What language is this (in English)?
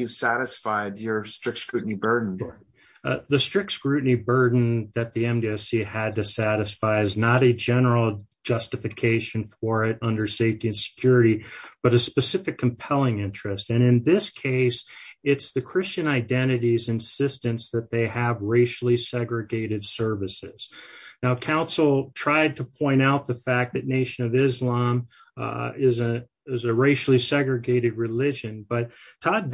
English